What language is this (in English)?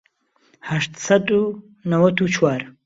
Central Kurdish